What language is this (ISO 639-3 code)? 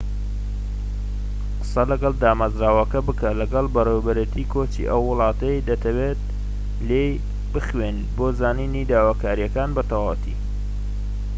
ckb